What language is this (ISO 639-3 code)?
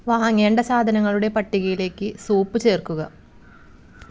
mal